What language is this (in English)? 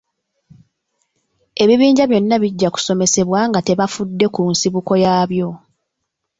Ganda